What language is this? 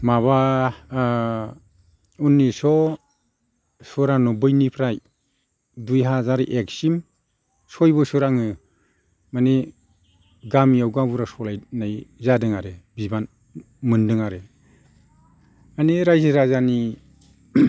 Bodo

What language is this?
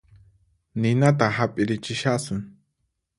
Puno Quechua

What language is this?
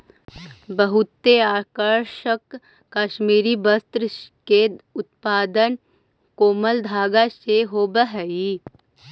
Magahi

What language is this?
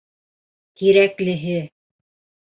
Bashkir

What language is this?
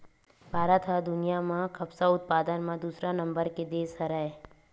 Chhattisgarhi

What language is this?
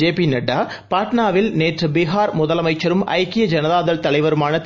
Tamil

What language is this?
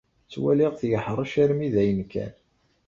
Kabyle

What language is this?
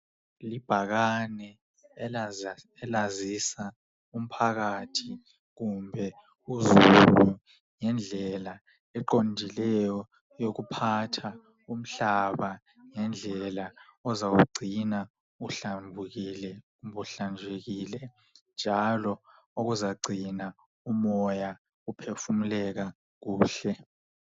North Ndebele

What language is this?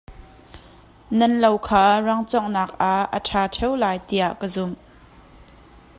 Hakha Chin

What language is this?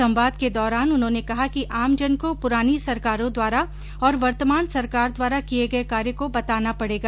Hindi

